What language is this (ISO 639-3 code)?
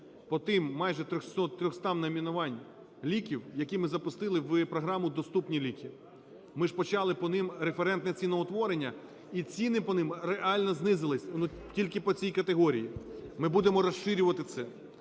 ukr